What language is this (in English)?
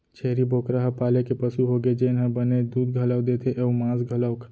Chhattisgarhi